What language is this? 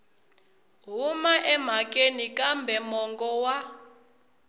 Tsonga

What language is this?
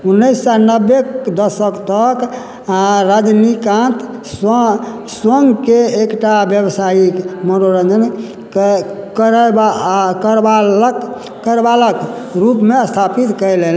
Maithili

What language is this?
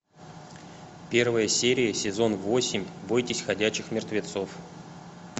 Russian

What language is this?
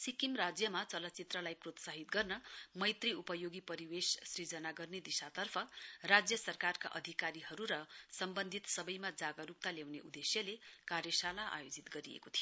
Nepali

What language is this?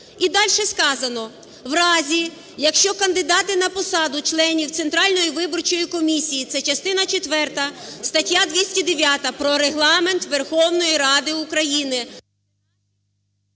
Ukrainian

